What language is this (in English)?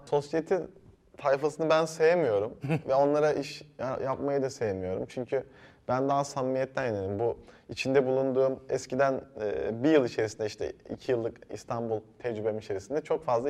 Turkish